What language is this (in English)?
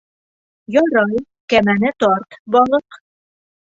Bashkir